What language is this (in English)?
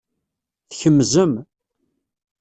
Kabyle